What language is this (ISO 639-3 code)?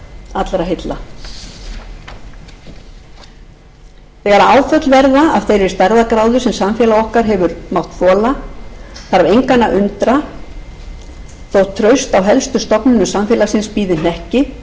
isl